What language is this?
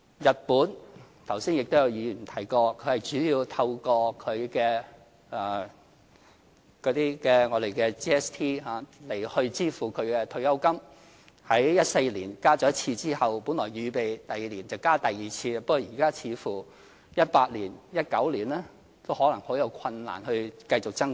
Cantonese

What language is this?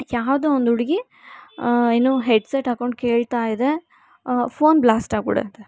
Kannada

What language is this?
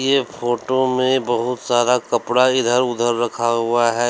Hindi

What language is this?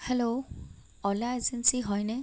Assamese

